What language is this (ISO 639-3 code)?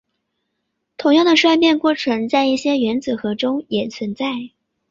zho